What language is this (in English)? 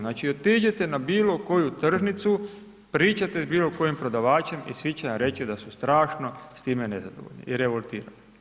Croatian